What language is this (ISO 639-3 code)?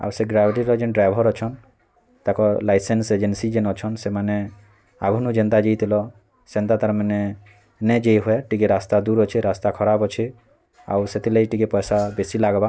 ori